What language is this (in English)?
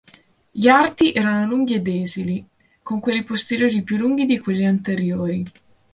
Italian